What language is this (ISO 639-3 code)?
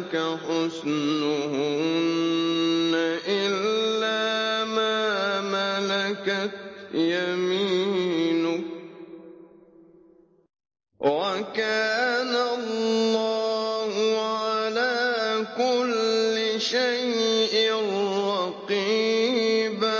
ara